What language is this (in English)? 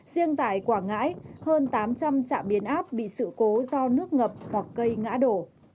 Vietnamese